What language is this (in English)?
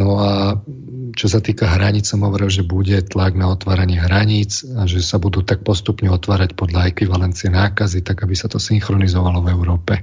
Slovak